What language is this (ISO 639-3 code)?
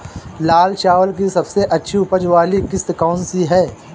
hin